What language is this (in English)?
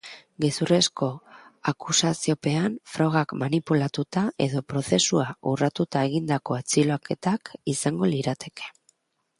Basque